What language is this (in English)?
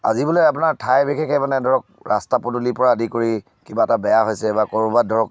Assamese